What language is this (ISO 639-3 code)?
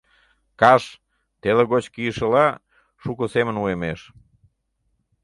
chm